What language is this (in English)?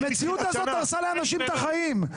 Hebrew